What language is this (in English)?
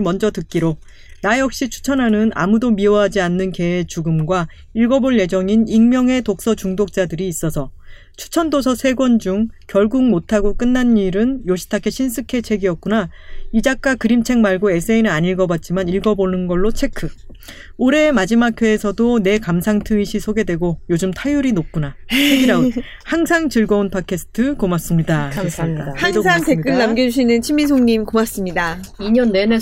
Korean